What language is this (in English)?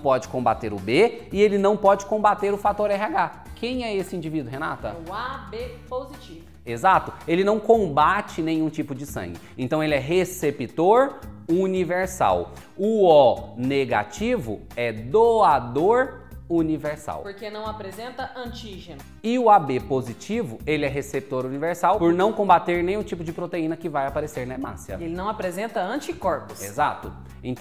Portuguese